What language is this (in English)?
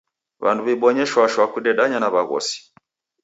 Taita